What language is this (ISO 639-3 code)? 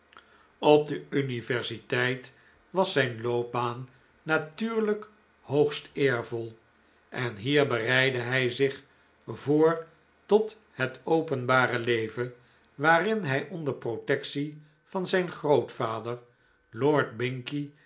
nld